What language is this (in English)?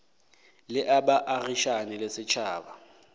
Northern Sotho